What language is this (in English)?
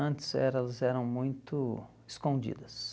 Portuguese